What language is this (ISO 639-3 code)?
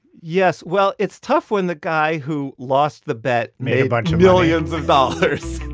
eng